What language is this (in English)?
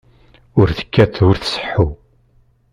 Kabyle